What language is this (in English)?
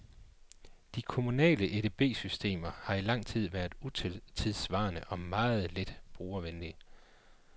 Danish